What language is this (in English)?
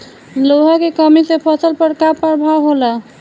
Bhojpuri